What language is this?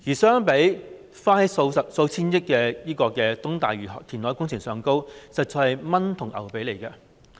Cantonese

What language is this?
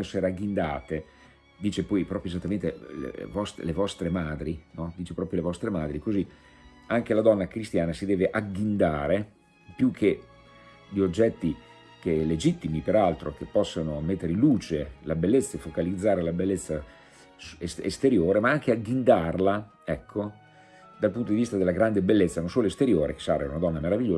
Italian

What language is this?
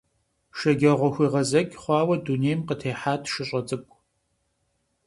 Kabardian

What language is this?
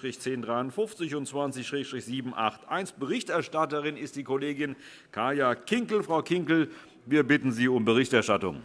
German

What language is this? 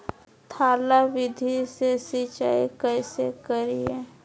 Magahi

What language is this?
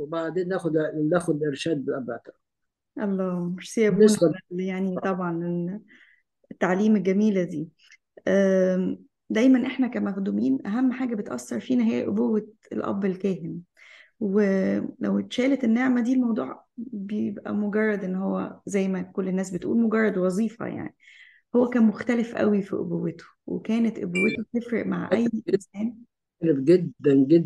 Arabic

